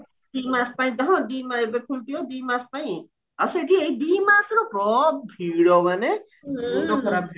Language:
Odia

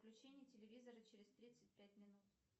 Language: Russian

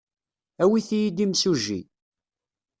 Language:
Kabyle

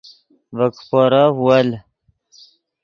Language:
Yidgha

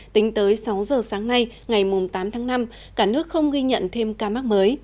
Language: Vietnamese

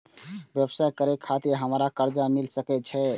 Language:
Maithili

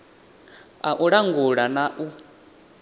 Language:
Venda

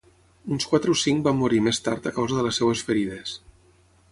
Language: Catalan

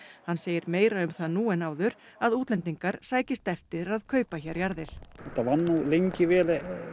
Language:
Icelandic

